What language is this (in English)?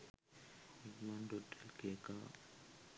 Sinhala